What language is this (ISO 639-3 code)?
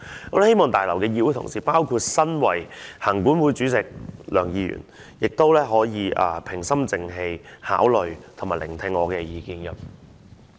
yue